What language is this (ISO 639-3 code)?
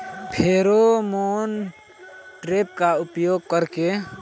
bho